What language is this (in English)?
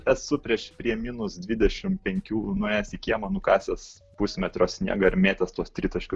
Lithuanian